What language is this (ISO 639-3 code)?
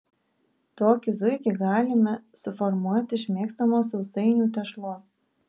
lit